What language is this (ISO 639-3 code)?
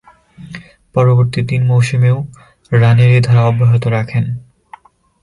ben